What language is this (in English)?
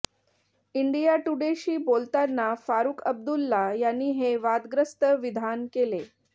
Marathi